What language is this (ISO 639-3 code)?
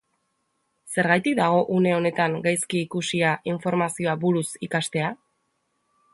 eus